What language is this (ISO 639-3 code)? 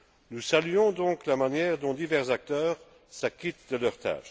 fra